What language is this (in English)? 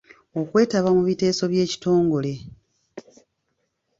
Ganda